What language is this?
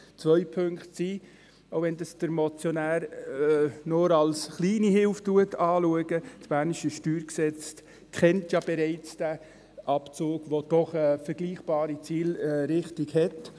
Swiss German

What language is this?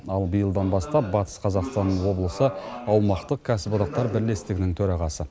Kazakh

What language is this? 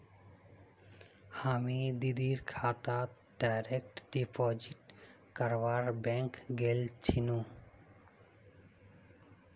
Magahi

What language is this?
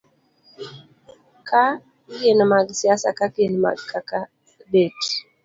Luo (Kenya and Tanzania)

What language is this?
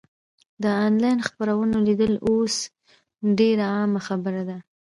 Pashto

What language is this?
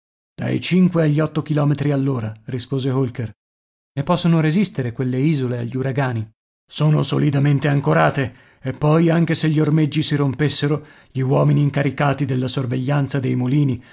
Italian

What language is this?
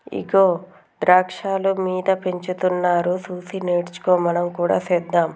Telugu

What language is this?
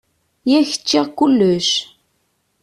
Kabyle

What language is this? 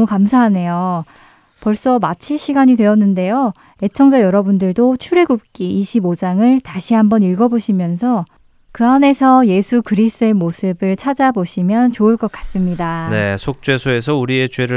Korean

